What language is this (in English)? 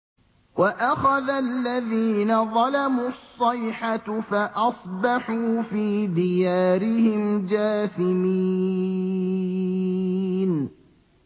Arabic